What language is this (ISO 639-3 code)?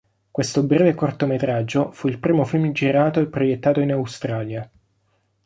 ita